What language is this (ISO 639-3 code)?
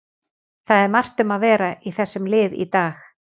isl